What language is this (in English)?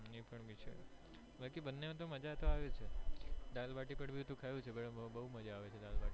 Gujarati